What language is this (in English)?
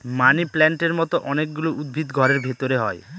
Bangla